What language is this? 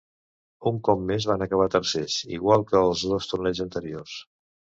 Catalan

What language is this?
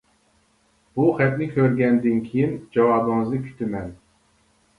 Uyghur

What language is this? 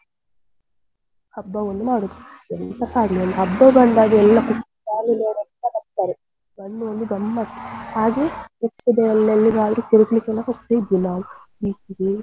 Kannada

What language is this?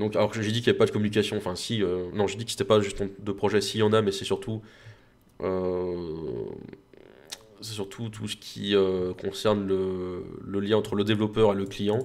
French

